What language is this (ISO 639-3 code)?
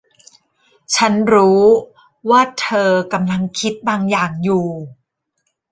tha